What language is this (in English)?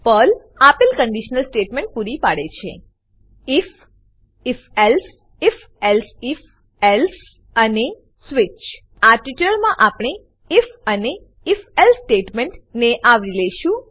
Gujarati